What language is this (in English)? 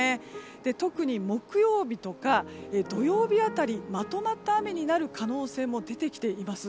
Japanese